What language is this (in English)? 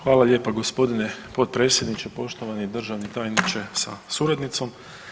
Croatian